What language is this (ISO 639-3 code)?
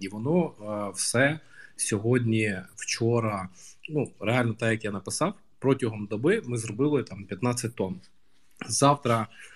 ukr